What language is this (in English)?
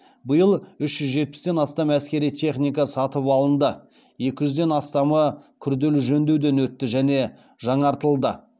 Kazakh